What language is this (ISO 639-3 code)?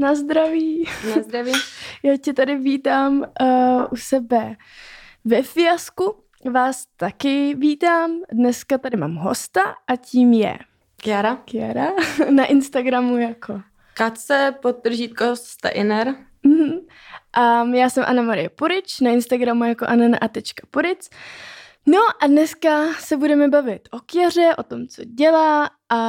ces